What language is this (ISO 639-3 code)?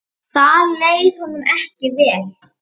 isl